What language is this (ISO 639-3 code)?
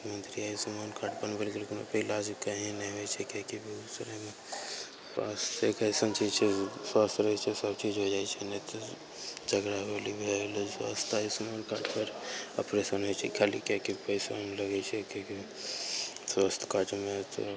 mai